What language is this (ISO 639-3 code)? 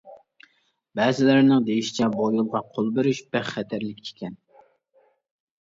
uig